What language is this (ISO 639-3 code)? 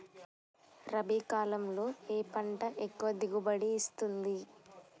tel